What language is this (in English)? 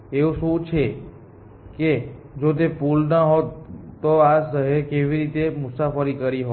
Gujarati